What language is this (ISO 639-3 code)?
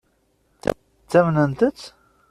kab